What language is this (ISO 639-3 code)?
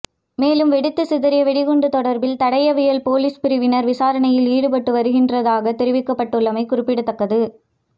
tam